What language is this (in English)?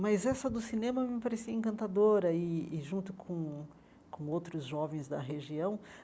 Portuguese